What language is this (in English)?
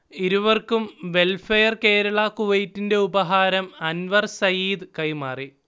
Malayalam